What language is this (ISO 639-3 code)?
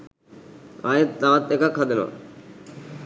sin